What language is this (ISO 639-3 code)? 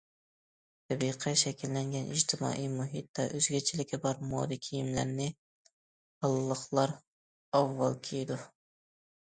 uig